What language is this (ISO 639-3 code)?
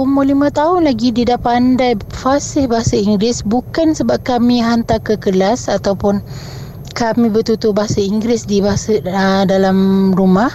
msa